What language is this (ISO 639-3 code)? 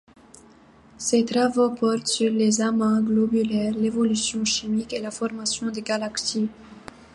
fra